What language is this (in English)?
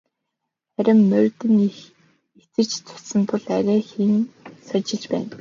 Mongolian